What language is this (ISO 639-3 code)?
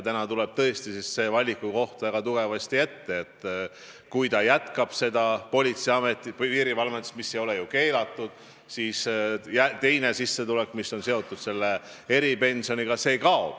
est